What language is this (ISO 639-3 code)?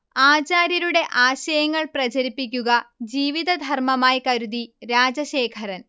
mal